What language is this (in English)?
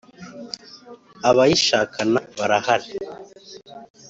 Kinyarwanda